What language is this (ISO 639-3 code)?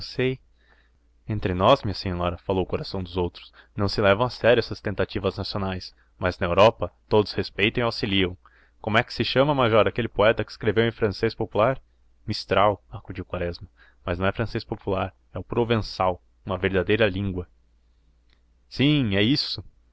por